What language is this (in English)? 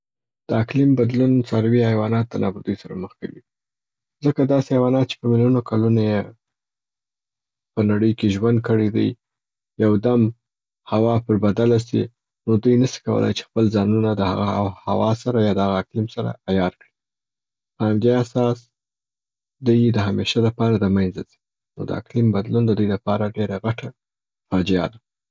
Southern Pashto